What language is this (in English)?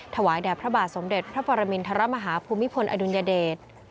Thai